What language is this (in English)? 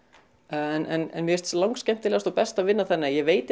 Icelandic